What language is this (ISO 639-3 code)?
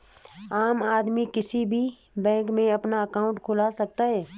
hin